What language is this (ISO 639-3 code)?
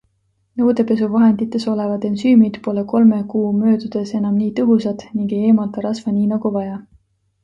est